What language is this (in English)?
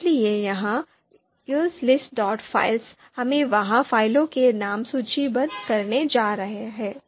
Hindi